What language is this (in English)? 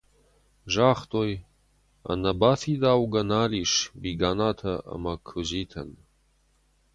Ossetic